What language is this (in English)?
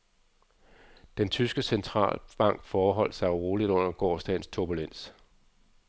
Danish